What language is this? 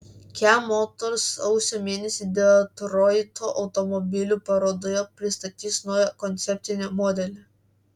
Lithuanian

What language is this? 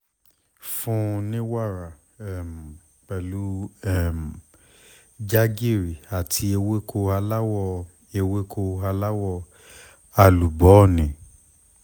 Yoruba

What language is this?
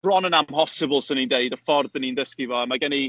Welsh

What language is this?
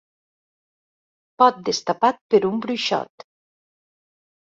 Catalan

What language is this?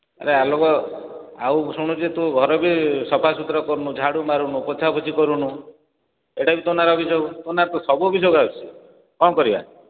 Odia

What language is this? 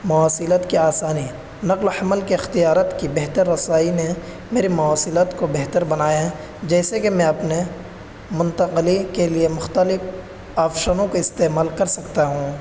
Urdu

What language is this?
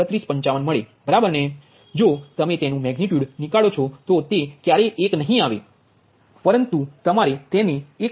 Gujarati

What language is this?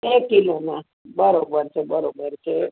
Gujarati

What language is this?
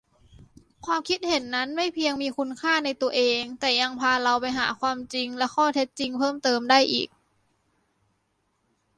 Thai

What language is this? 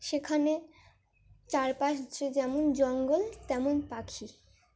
Bangla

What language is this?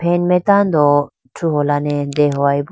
Idu-Mishmi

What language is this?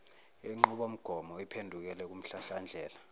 Zulu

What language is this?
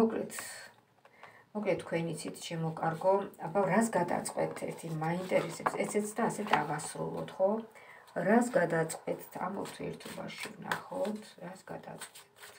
Romanian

